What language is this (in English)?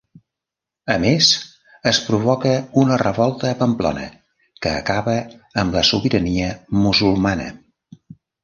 Catalan